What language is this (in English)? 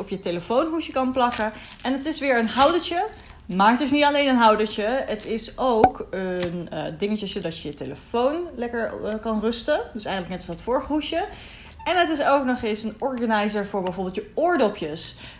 Dutch